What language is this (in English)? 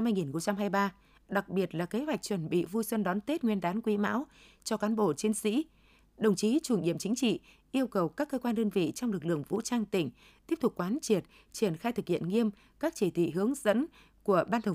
Vietnamese